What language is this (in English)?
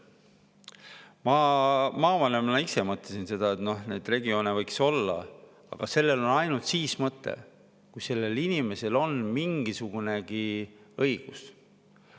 Estonian